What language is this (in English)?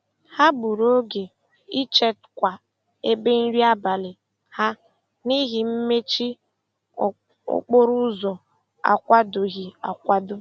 Igbo